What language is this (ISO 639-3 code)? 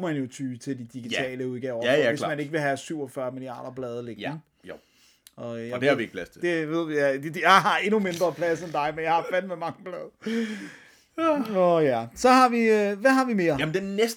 dan